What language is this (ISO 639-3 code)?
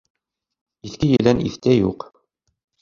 bak